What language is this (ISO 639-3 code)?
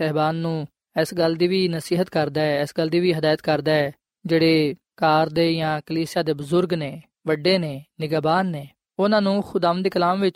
pan